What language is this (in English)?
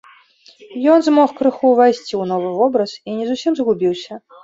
Belarusian